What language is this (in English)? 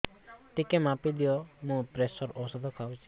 Odia